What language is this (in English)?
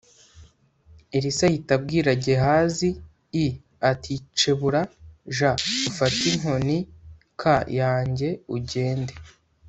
Kinyarwanda